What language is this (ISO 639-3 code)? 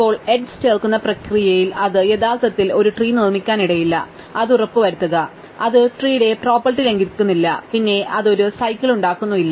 mal